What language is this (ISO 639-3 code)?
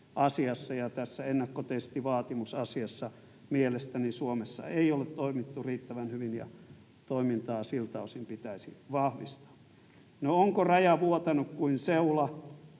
fin